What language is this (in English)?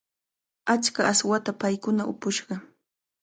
Cajatambo North Lima Quechua